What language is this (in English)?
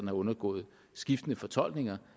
Danish